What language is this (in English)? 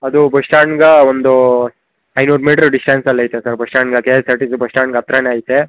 Kannada